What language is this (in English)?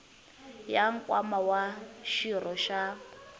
Tsonga